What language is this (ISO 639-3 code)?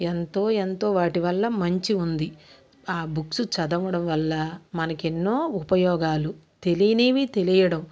tel